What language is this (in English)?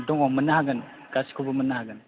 Bodo